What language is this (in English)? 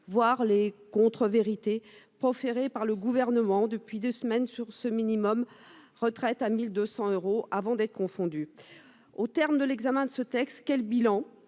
French